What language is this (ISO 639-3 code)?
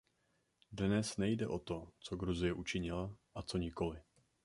ces